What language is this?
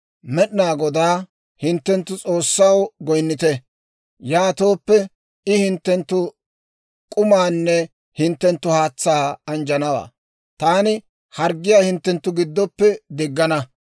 Dawro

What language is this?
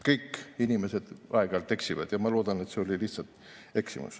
Estonian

